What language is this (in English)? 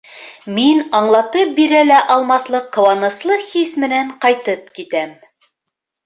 Bashkir